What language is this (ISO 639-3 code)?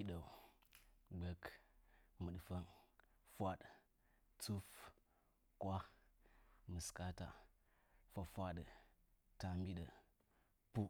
nja